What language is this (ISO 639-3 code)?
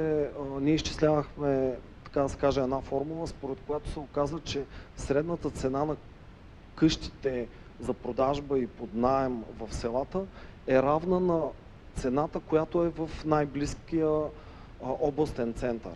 bul